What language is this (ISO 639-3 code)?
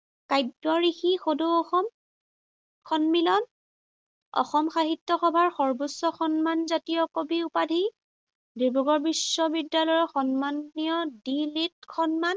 asm